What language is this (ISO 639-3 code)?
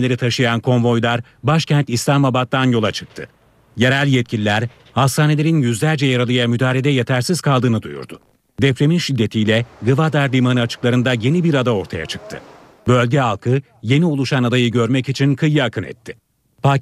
tur